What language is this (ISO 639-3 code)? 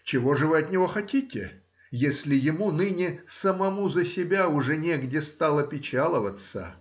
rus